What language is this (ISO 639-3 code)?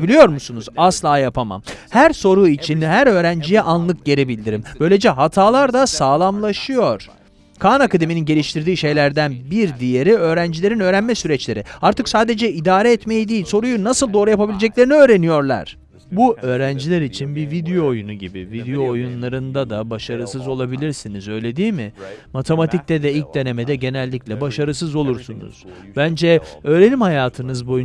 tur